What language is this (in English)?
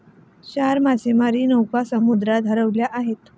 Marathi